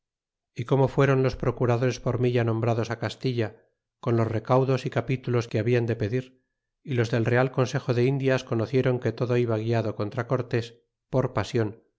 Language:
Spanish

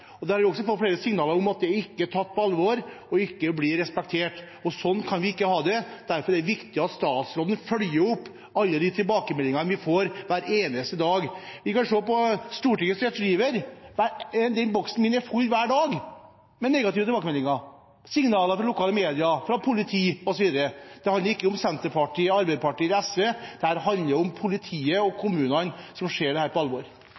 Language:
Norwegian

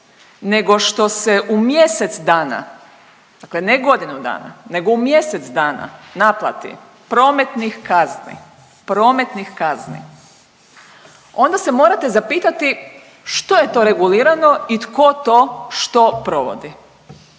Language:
Croatian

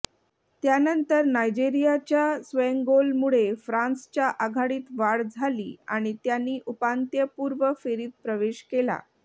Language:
Marathi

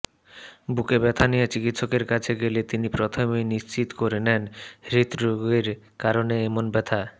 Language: Bangla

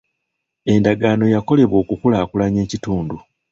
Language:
Ganda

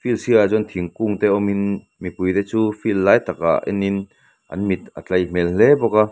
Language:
Mizo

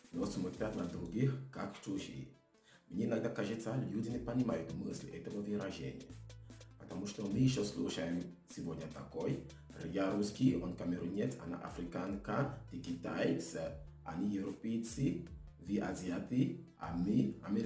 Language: Indonesian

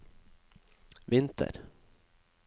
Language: Norwegian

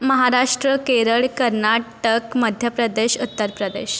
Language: Marathi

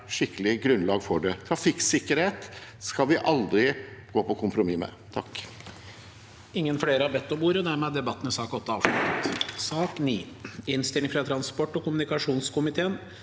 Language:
Norwegian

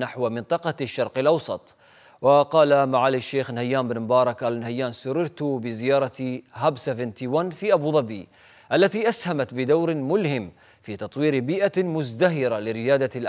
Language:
Arabic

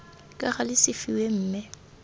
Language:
Tswana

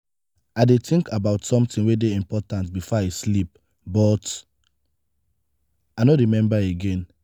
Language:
Nigerian Pidgin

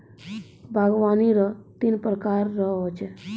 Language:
Maithili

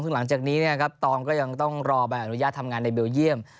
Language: Thai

